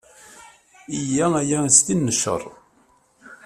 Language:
Kabyle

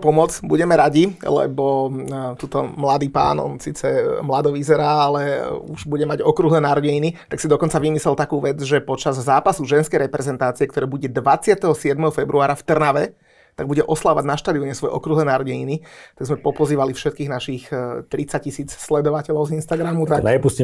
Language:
Czech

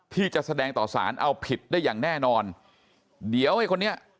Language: Thai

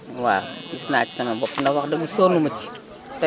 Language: Wolof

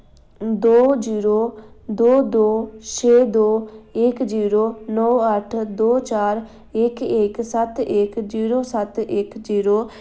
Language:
Dogri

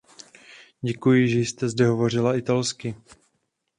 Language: Czech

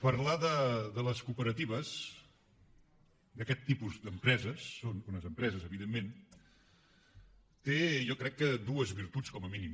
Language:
Catalan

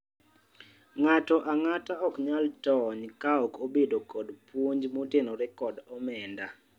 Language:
Luo (Kenya and Tanzania)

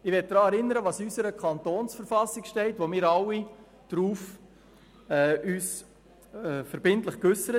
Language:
Swiss German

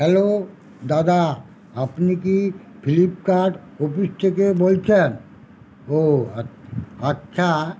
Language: Bangla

